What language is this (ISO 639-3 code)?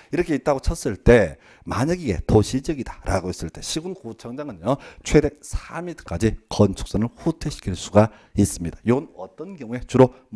kor